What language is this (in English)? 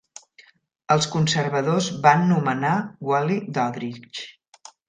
Catalan